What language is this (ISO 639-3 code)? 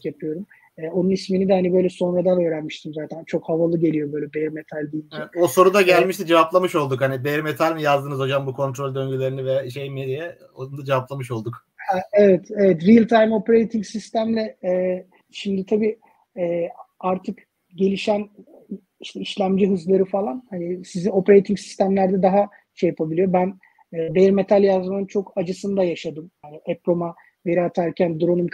tur